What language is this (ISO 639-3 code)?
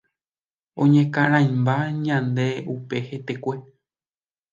grn